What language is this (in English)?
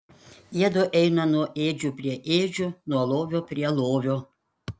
Lithuanian